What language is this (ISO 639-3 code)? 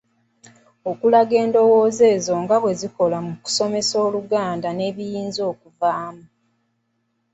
lug